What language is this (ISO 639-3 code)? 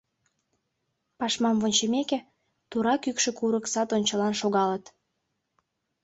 chm